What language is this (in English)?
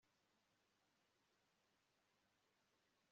Kinyarwanda